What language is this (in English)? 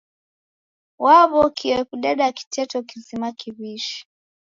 Taita